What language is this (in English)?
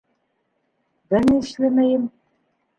Bashkir